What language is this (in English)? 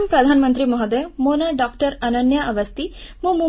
Odia